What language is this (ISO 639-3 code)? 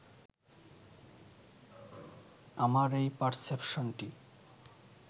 ben